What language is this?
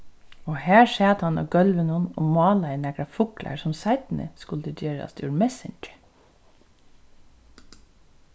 Faroese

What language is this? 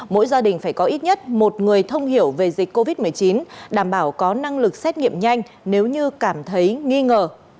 Vietnamese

